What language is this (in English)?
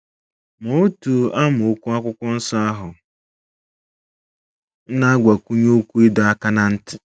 Igbo